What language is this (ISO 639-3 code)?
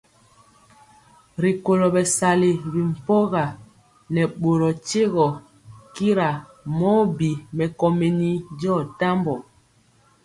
mcx